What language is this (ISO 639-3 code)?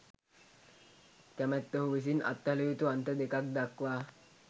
sin